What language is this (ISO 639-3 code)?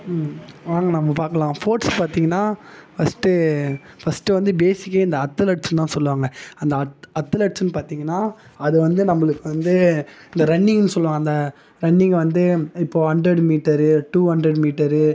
tam